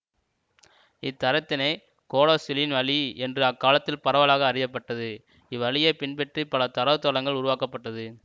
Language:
Tamil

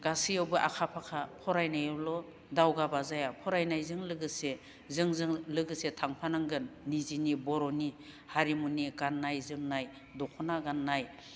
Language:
Bodo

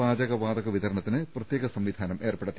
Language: Malayalam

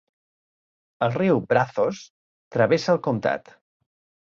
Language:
Catalan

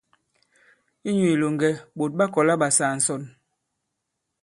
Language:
Bankon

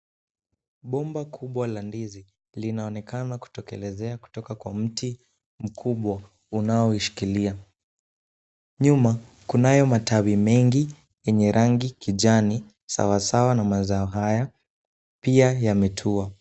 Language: Swahili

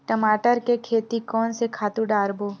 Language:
Chhattisgarhi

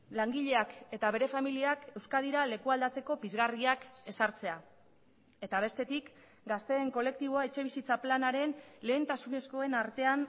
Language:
Basque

